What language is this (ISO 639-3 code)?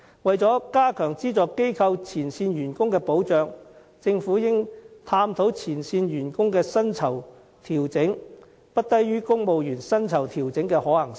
yue